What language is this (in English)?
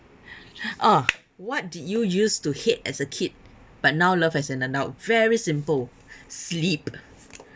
English